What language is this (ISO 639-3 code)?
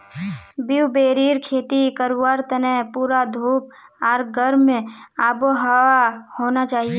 mag